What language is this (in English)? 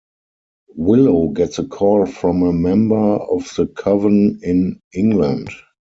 English